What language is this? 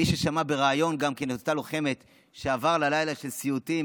Hebrew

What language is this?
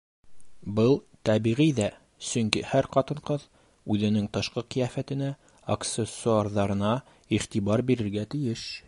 Bashkir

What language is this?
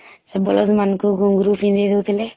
Odia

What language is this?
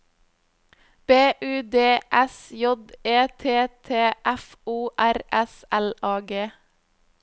Norwegian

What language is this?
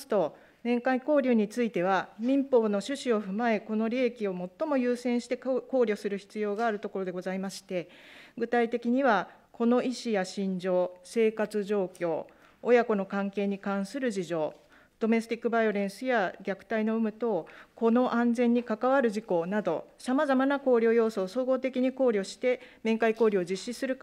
Japanese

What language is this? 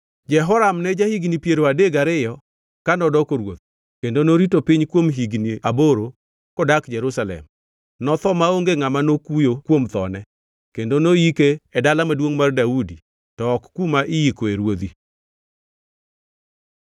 Luo (Kenya and Tanzania)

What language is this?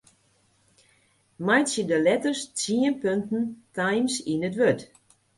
Western Frisian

